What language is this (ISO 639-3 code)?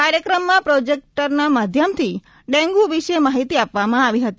guj